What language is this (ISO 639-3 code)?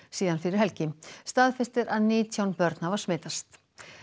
isl